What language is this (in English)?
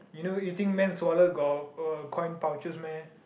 English